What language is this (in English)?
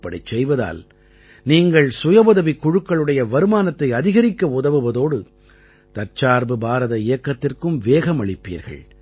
Tamil